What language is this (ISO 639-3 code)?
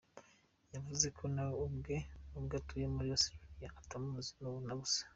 kin